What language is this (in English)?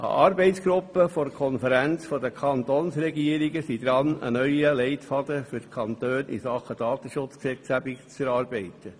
Swiss German